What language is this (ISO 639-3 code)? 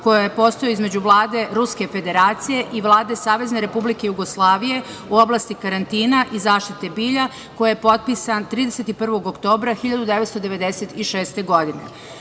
srp